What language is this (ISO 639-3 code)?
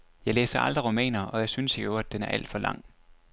dan